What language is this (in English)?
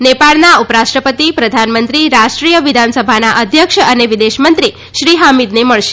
Gujarati